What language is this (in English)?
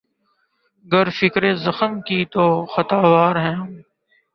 Urdu